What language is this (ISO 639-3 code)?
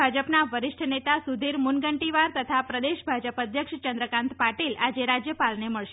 guj